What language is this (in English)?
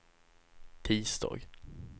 Swedish